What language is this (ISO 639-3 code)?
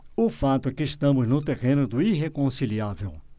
por